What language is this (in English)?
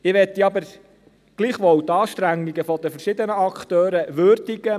Swiss German